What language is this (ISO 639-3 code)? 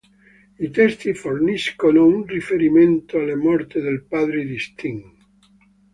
ita